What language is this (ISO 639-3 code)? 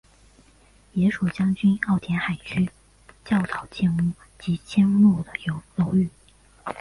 zho